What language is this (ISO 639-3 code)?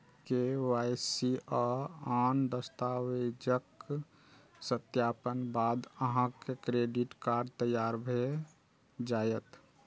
mai